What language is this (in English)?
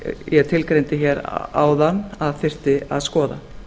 Icelandic